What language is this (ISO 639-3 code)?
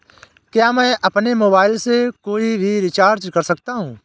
hin